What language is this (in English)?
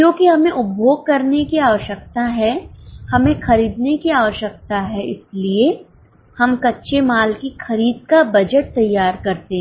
Hindi